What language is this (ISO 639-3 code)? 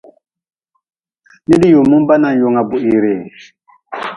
nmz